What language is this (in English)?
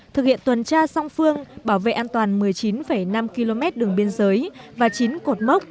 Vietnamese